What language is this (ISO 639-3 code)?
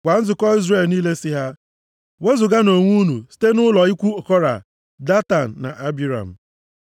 ibo